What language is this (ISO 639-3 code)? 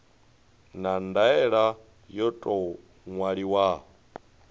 ven